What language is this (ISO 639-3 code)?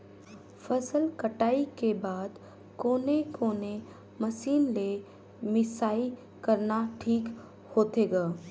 hne